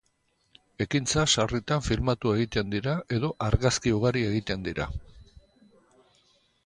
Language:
Basque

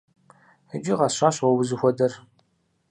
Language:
Kabardian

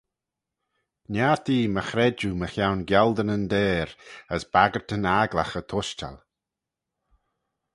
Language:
Manx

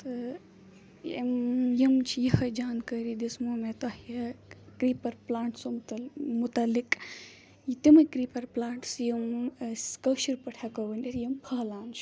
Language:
Kashmiri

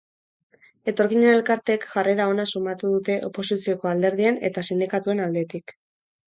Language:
Basque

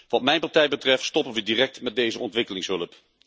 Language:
Dutch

